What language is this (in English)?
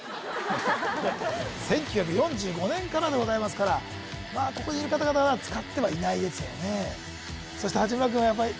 Japanese